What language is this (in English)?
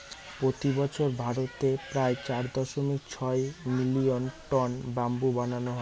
Bangla